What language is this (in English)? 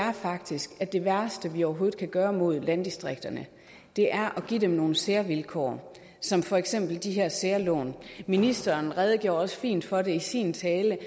Danish